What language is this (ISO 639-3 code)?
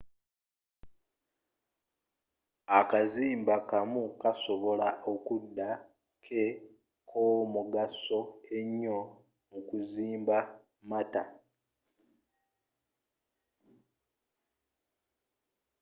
lug